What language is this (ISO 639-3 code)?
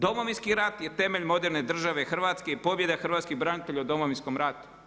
hrv